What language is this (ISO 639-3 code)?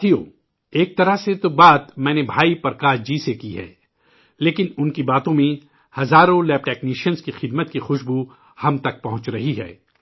urd